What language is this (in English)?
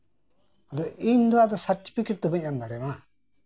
Santali